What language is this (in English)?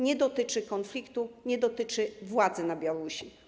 Polish